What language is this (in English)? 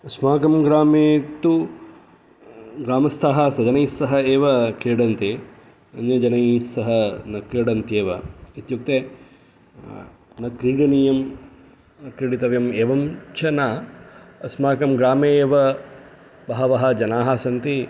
Sanskrit